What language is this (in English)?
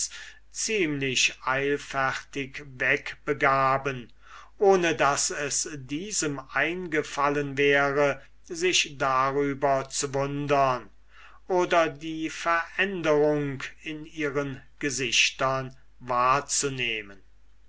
German